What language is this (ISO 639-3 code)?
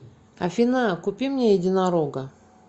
rus